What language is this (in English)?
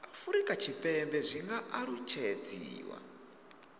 Venda